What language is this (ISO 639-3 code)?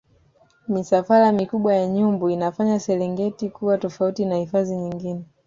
swa